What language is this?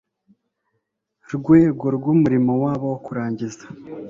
Kinyarwanda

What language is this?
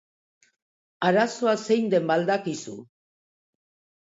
Basque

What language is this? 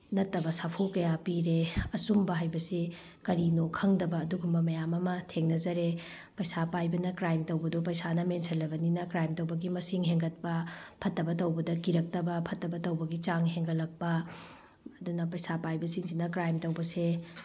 Manipuri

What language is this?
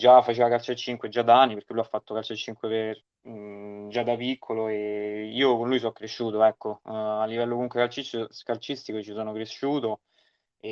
Italian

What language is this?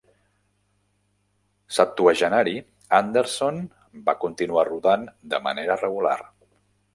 Catalan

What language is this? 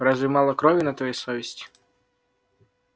Russian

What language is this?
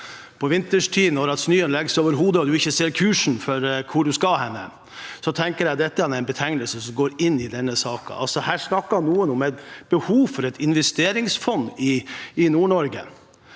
Norwegian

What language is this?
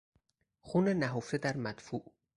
Persian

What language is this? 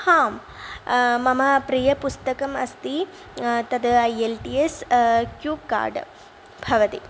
Sanskrit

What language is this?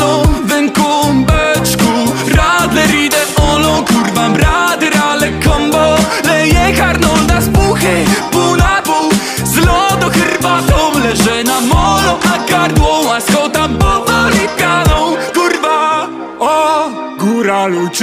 Polish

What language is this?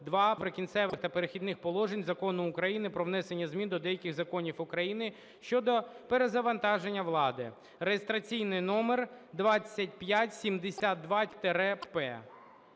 Ukrainian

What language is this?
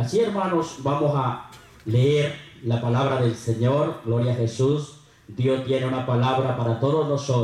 Spanish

